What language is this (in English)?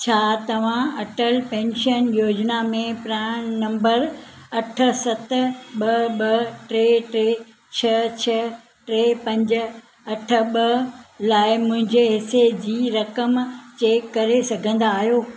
Sindhi